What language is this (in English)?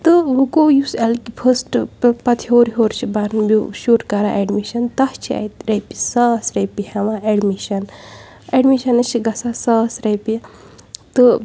Kashmiri